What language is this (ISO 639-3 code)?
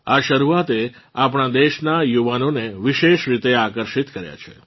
guj